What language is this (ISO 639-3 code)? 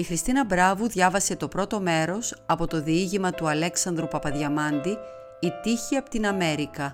ell